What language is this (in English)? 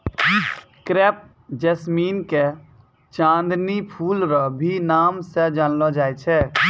Maithili